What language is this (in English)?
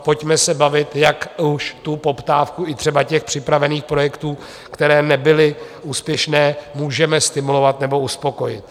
Czech